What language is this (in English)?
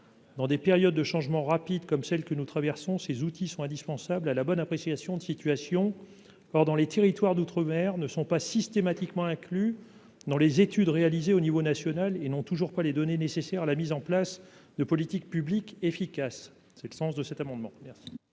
French